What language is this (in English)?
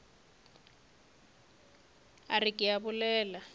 Northern Sotho